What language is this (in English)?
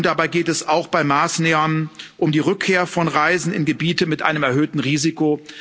German